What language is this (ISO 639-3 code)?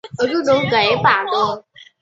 zho